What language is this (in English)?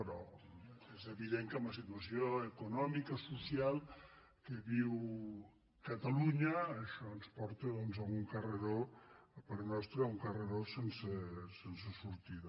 Catalan